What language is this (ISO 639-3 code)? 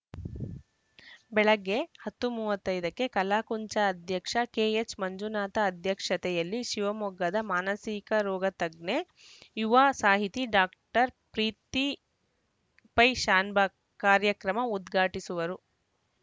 kan